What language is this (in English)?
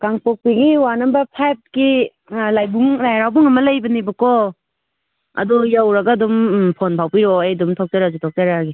Manipuri